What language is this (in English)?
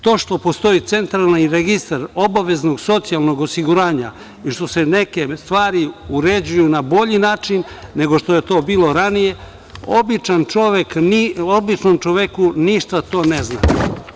Serbian